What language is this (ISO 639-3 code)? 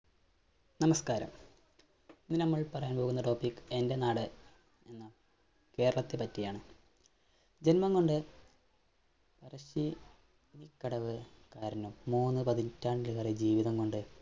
mal